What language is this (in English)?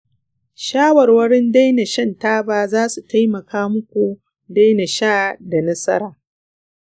Hausa